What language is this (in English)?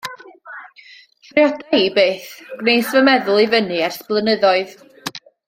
Welsh